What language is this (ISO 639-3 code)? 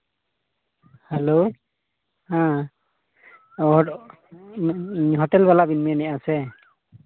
sat